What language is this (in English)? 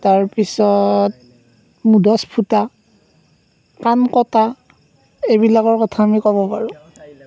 Assamese